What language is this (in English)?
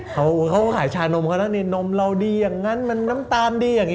Thai